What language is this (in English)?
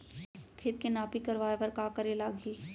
Chhattisgarhi